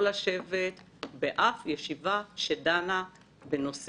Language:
Hebrew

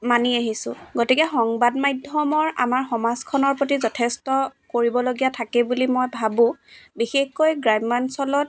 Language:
Assamese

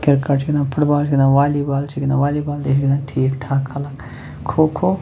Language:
Kashmiri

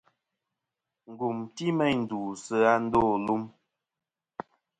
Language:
Kom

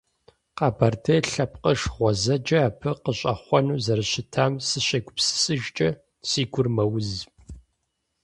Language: Kabardian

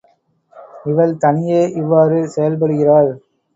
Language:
Tamil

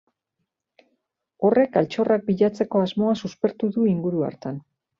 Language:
Basque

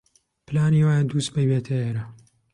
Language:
Central Kurdish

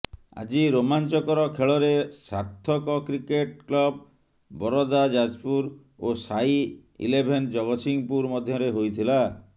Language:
Odia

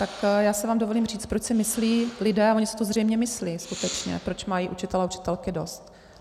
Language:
Czech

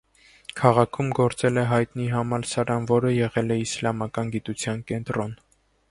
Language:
Armenian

